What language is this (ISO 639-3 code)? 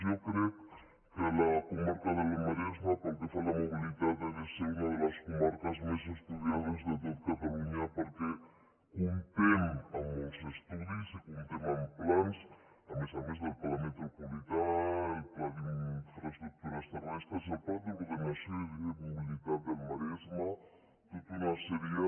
cat